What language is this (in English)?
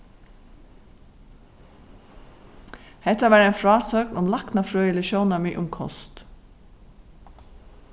Faroese